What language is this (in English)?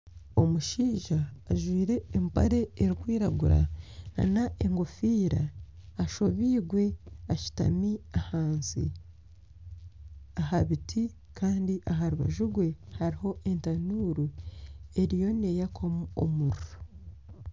Nyankole